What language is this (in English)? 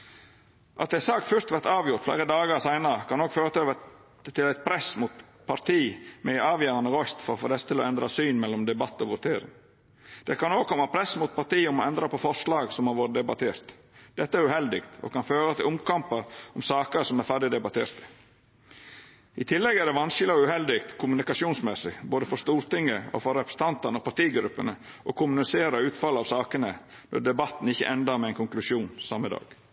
Norwegian Nynorsk